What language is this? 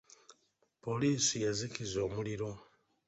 Ganda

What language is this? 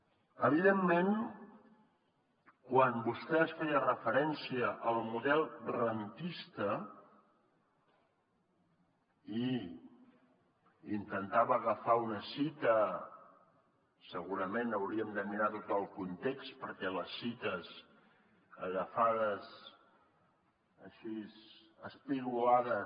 Catalan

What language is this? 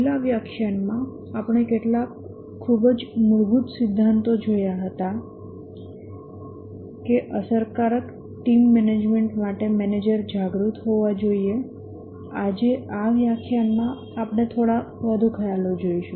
Gujarati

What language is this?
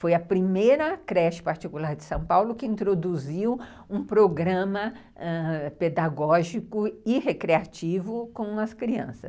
Portuguese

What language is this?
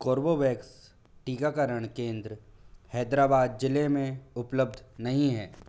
Hindi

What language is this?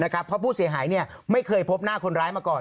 Thai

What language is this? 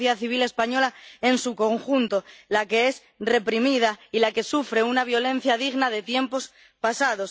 Spanish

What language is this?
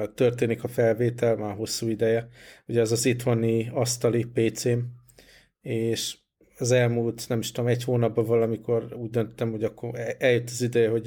Hungarian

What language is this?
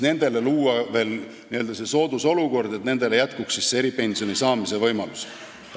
Estonian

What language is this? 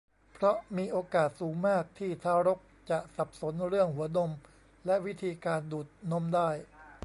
Thai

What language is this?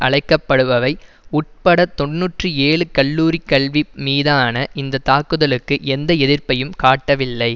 Tamil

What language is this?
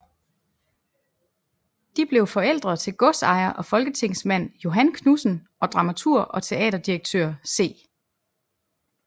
Danish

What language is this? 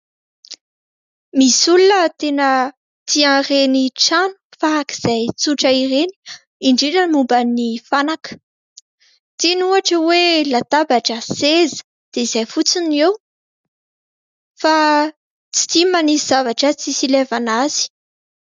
Malagasy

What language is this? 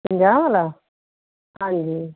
Punjabi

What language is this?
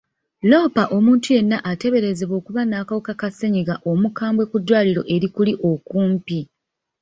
Ganda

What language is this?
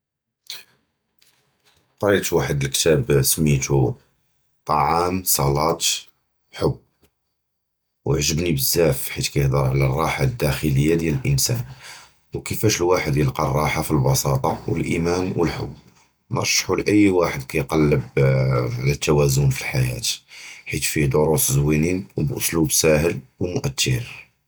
Judeo-Arabic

